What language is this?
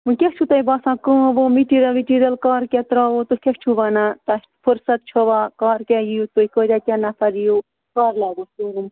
Kashmiri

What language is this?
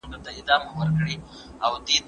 Pashto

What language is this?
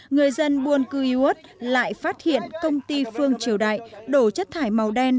Vietnamese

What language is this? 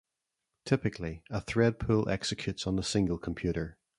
English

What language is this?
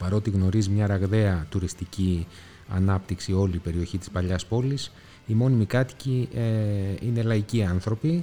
Greek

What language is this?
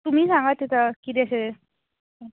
Konkani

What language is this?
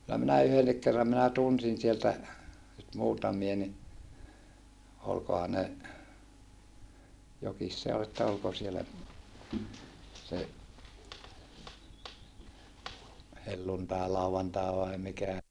Finnish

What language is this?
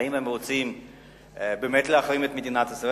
Hebrew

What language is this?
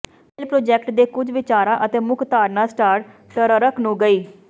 Punjabi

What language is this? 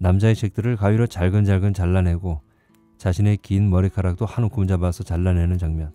Korean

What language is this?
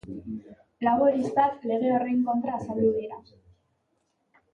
Basque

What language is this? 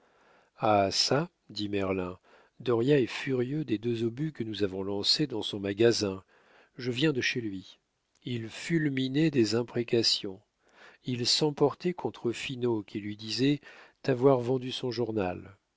French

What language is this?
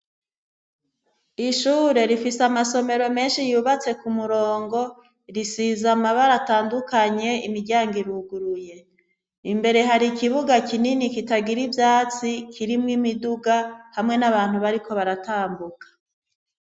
Rundi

